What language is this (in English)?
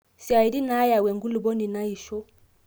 Masai